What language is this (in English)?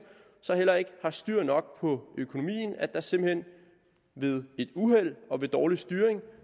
Danish